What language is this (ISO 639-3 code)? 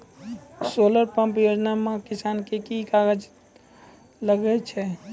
mai